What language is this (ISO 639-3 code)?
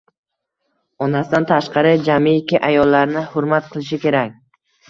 uzb